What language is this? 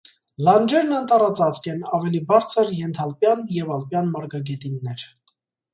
Armenian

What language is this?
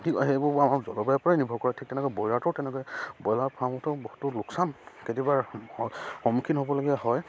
Assamese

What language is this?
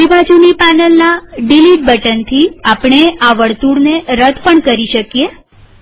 Gujarati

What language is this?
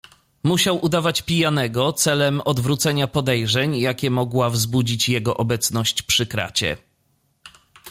Polish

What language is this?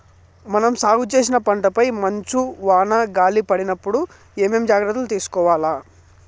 Telugu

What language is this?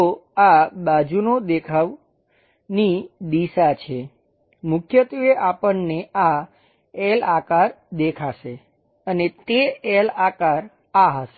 Gujarati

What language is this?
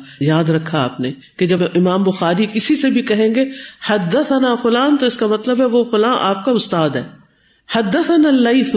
Urdu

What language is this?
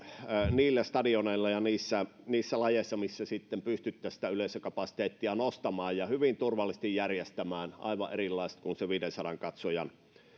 Finnish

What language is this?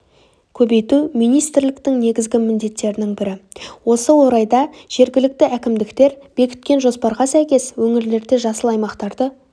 Kazakh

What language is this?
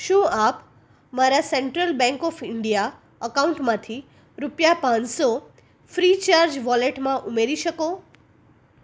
Gujarati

